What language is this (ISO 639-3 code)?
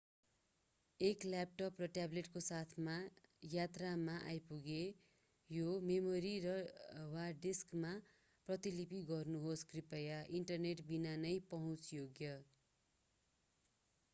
nep